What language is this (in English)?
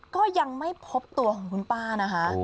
Thai